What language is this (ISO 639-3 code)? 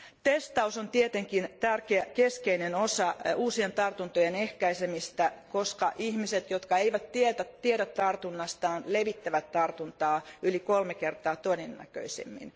fin